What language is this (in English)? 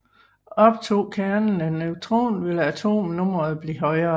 Danish